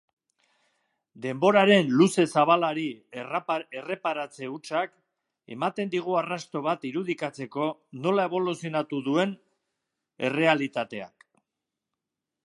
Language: Basque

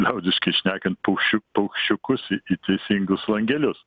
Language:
Lithuanian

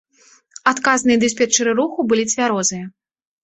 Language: Belarusian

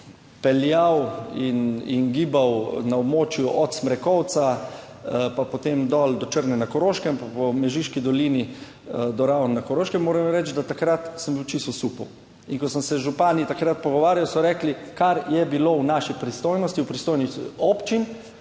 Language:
Slovenian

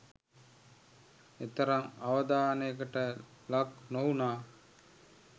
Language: Sinhala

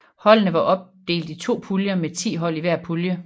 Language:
Danish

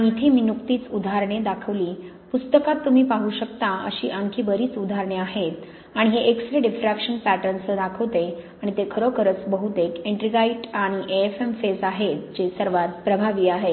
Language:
Marathi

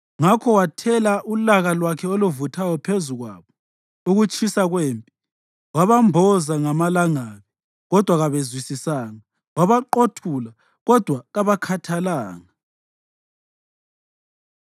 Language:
North Ndebele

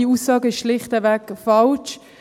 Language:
Swiss German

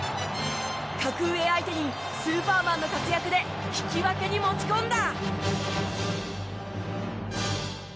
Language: Japanese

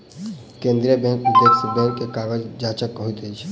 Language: Maithili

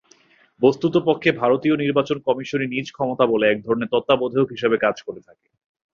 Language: Bangla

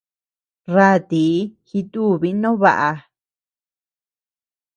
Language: Tepeuxila Cuicatec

